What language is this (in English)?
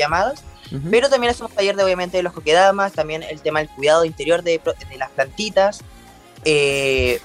Spanish